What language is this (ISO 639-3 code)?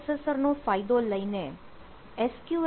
guj